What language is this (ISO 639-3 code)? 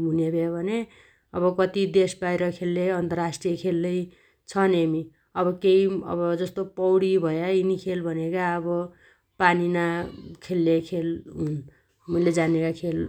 dty